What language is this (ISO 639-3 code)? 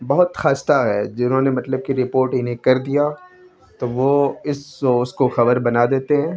urd